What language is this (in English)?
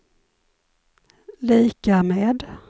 Swedish